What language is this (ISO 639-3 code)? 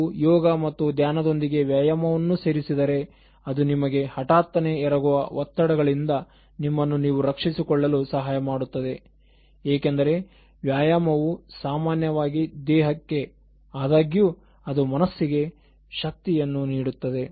kan